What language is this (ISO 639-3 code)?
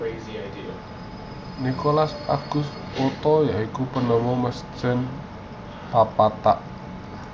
jav